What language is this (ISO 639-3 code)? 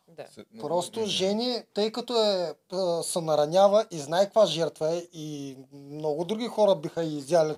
bul